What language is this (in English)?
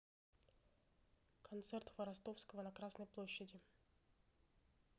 Russian